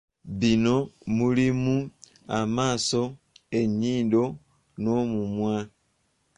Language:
Ganda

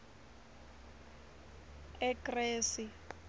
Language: Swati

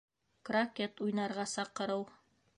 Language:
Bashkir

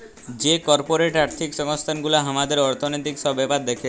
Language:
Bangla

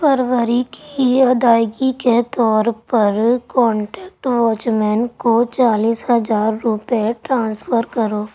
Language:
Urdu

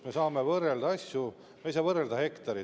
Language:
Estonian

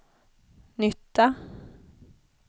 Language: Swedish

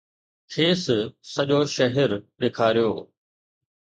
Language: Sindhi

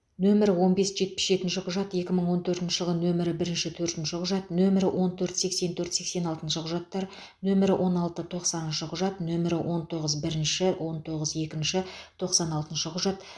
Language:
Kazakh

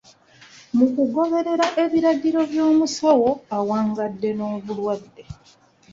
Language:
Ganda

